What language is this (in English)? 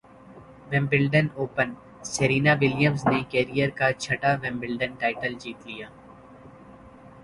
Urdu